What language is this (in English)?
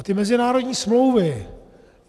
Czech